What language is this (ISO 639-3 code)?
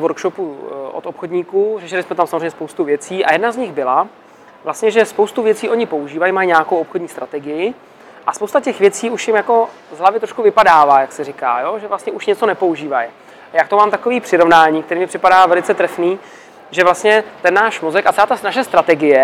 ces